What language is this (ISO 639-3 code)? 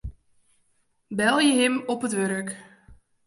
fry